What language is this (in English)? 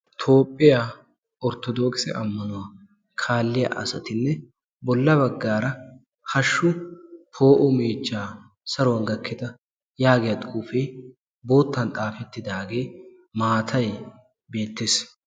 Wolaytta